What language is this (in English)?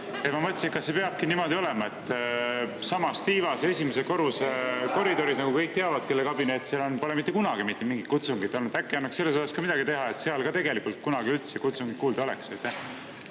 Estonian